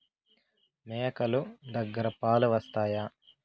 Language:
Telugu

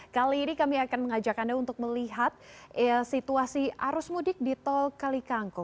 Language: Indonesian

